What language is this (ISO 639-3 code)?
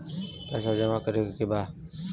bho